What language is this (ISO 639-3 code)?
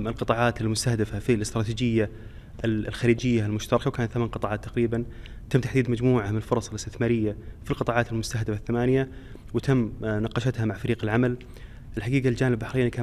ara